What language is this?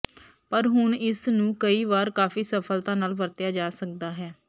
Punjabi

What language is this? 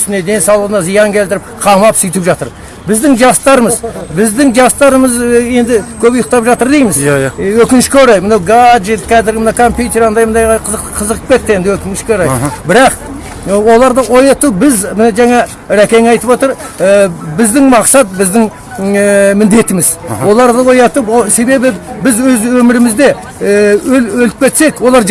Kazakh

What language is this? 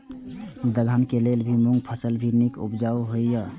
Maithili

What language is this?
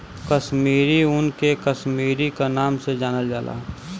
Bhojpuri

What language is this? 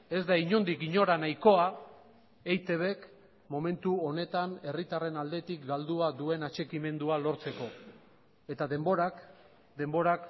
Basque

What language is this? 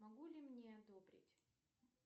Russian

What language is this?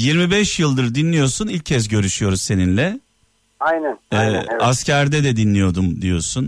Turkish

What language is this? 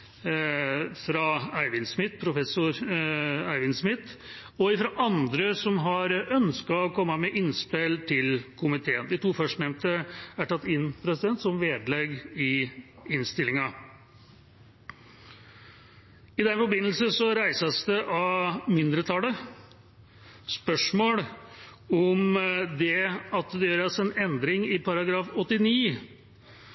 Norwegian Bokmål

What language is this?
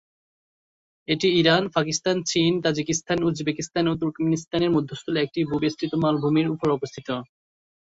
Bangla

